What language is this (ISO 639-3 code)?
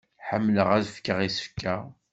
kab